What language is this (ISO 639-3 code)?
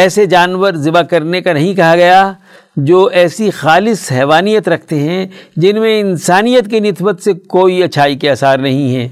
urd